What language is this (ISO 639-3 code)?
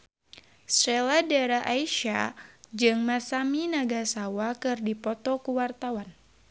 sun